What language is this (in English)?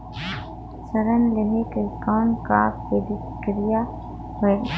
Chhattisgarhi